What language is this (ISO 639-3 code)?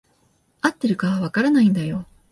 jpn